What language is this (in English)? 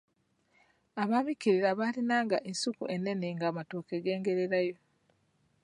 Ganda